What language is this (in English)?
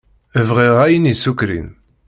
Kabyle